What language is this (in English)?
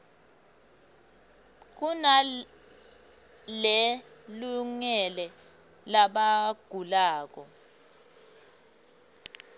Swati